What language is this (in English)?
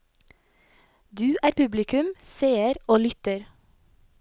Norwegian